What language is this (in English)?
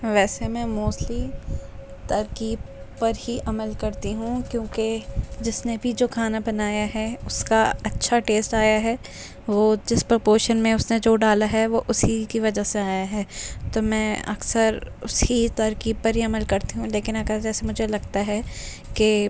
Urdu